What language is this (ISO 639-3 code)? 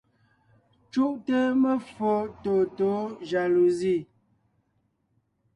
nnh